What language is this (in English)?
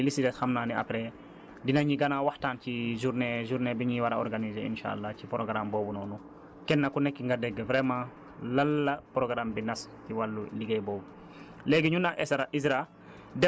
Wolof